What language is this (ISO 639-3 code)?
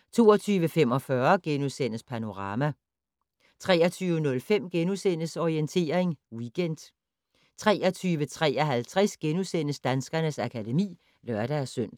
dan